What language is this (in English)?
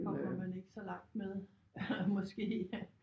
Danish